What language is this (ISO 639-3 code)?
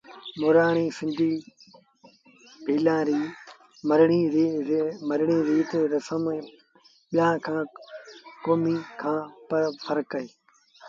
sbn